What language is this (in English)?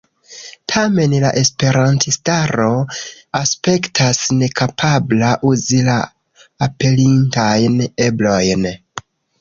Esperanto